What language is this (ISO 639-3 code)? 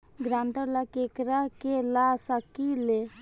bho